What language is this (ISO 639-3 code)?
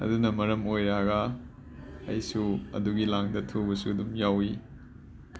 mni